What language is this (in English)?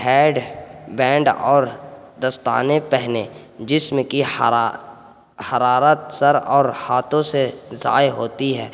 Urdu